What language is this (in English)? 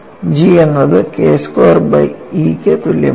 Malayalam